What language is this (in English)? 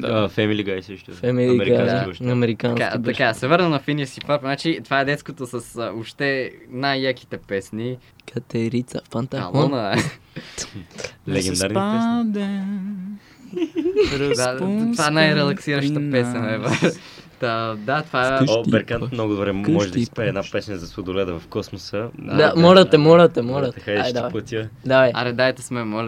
Bulgarian